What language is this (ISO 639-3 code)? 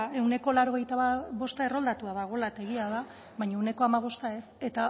eus